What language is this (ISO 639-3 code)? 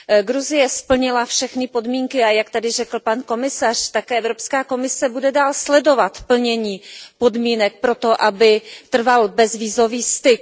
ces